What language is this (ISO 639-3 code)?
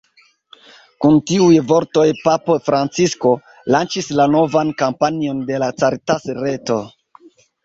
epo